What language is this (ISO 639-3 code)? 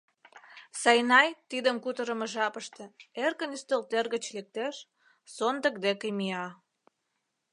chm